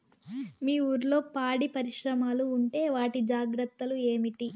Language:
Telugu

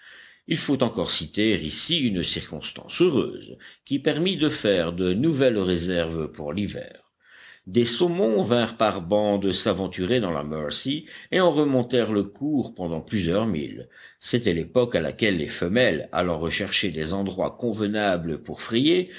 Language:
French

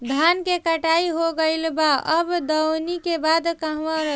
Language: Bhojpuri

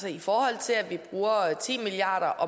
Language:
Danish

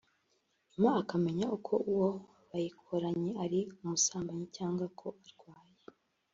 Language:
Kinyarwanda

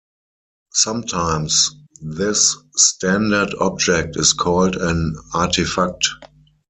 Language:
English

